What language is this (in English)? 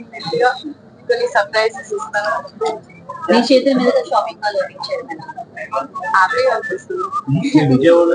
Telugu